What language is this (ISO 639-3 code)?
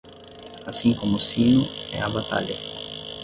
por